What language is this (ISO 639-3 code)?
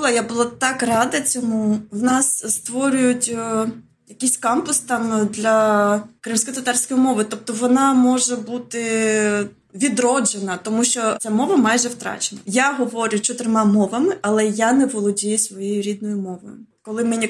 ukr